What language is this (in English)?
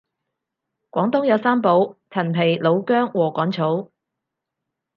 Cantonese